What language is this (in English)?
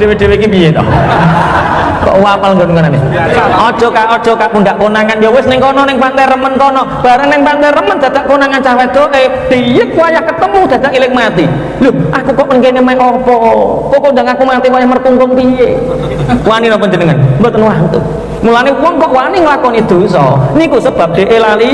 Indonesian